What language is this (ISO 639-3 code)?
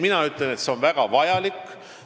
est